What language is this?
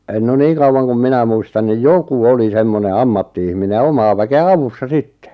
Finnish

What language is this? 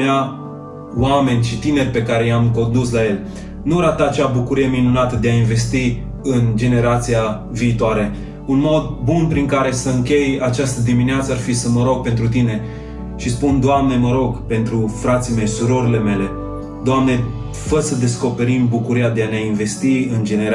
Romanian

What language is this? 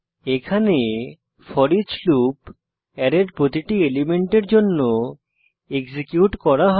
Bangla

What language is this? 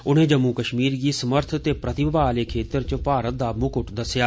Dogri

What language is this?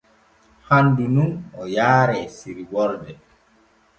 Borgu Fulfulde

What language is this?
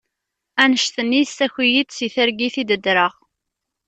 Kabyle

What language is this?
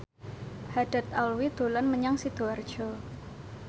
Javanese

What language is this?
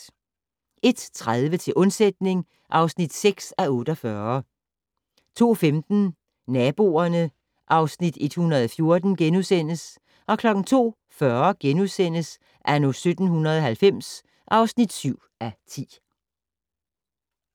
Danish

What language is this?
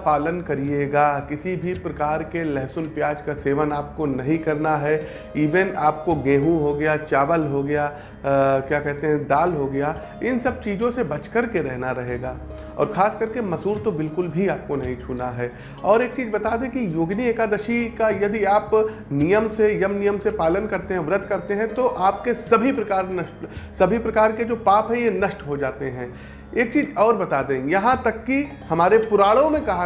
Hindi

